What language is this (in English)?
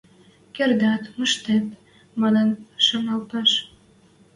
Western Mari